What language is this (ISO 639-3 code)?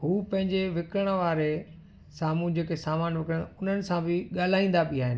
snd